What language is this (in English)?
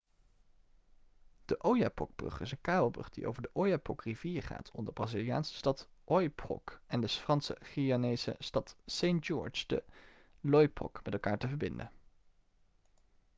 Dutch